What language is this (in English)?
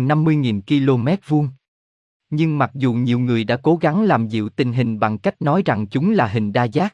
Vietnamese